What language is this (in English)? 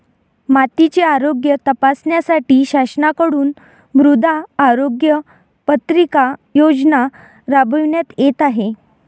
Marathi